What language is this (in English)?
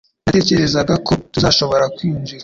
Kinyarwanda